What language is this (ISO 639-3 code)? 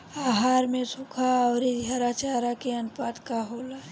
bho